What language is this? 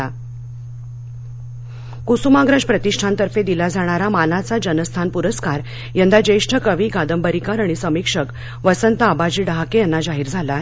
Marathi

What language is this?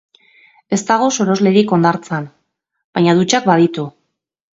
Basque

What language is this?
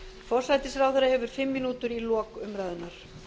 Icelandic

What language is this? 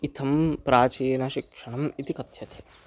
Sanskrit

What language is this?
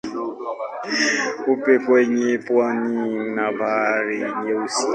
Swahili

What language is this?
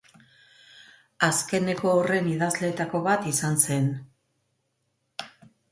Basque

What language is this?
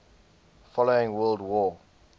English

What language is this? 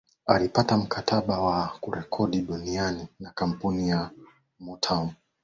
Swahili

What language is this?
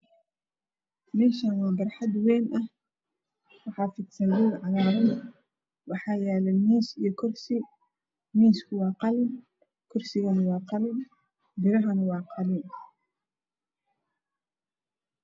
Somali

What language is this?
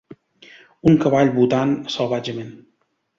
Catalan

